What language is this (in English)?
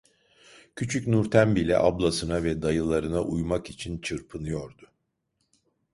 Turkish